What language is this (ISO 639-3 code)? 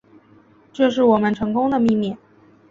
zho